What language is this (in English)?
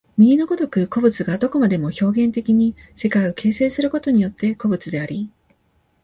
Japanese